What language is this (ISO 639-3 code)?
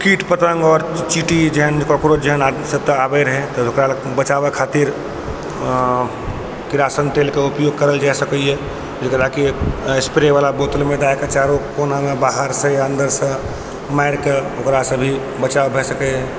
mai